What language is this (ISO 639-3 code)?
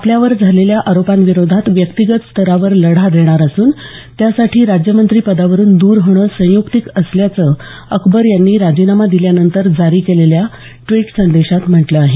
mar